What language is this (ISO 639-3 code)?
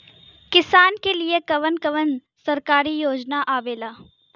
bho